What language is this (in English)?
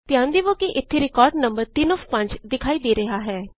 Punjabi